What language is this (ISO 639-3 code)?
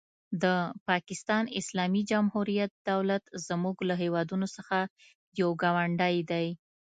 pus